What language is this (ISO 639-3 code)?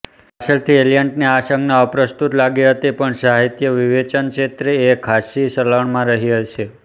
guj